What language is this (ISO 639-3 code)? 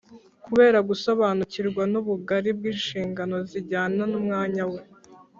kin